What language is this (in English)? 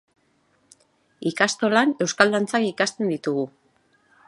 Basque